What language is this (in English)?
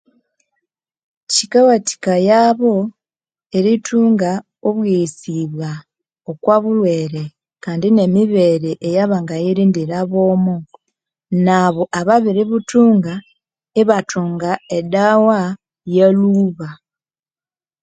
Konzo